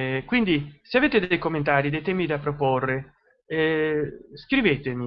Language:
Italian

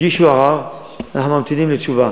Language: Hebrew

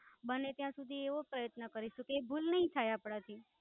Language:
Gujarati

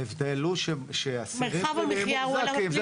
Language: Hebrew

